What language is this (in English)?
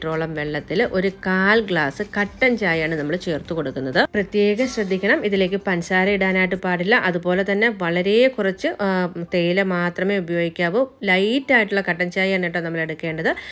Norwegian